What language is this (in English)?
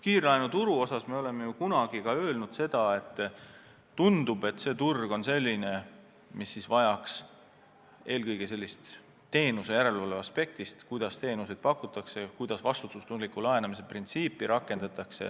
Estonian